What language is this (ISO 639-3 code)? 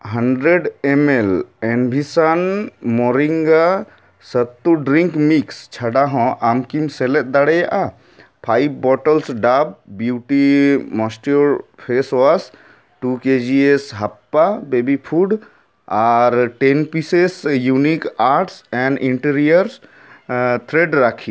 sat